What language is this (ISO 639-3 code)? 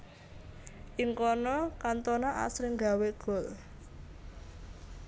jav